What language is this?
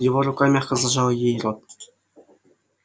Russian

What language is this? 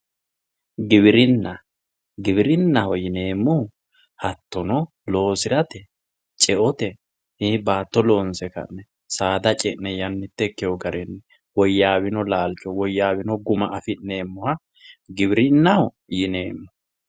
Sidamo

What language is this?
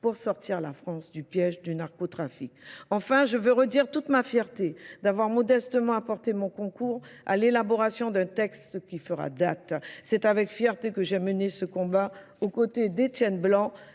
French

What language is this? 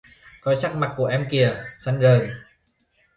Vietnamese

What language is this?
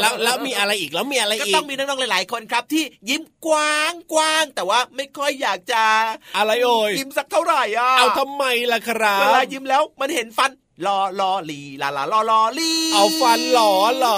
Thai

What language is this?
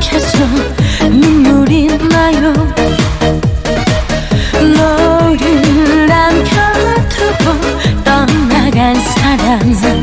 Thai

